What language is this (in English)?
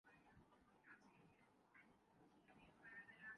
Urdu